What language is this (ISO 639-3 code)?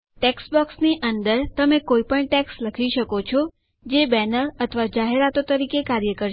guj